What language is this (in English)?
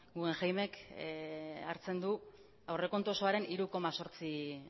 Basque